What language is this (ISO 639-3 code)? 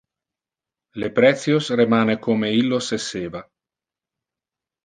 ina